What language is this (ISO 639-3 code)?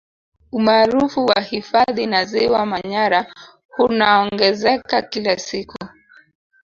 swa